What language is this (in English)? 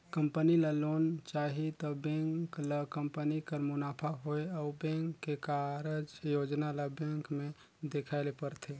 Chhattisgarhi